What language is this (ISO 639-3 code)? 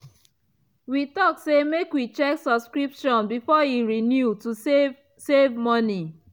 pcm